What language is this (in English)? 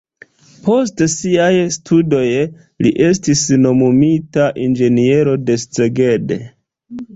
Esperanto